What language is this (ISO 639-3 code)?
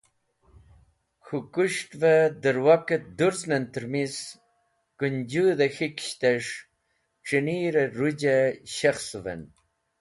wbl